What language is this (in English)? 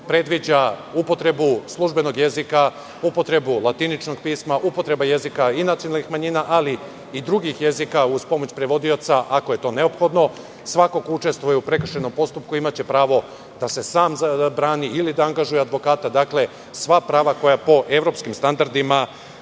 Serbian